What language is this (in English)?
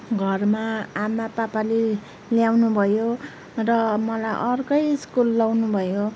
Nepali